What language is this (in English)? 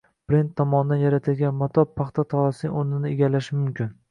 Uzbek